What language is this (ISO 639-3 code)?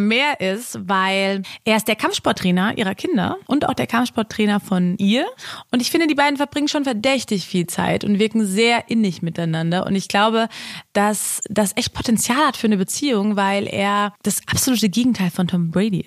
deu